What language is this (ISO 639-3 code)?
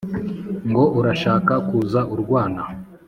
kin